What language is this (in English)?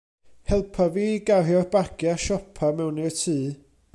Welsh